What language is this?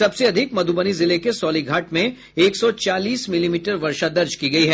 Hindi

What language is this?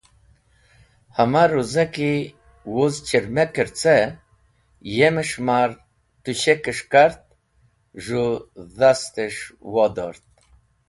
Wakhi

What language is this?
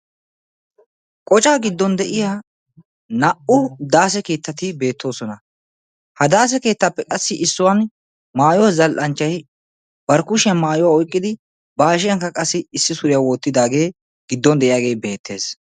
Wolaytta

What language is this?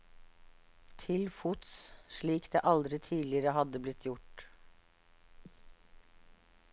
Norwegian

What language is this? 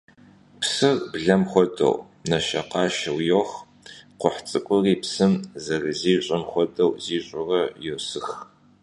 Kabardian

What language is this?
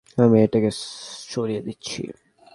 Bangla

